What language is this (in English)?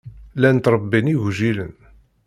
Kabyle